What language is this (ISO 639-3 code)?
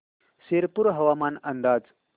mar